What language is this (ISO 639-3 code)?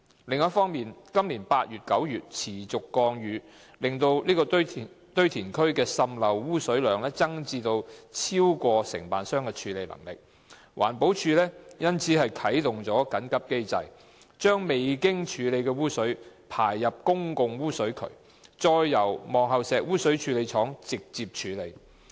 yue